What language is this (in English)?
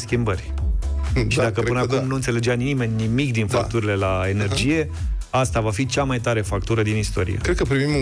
Romanian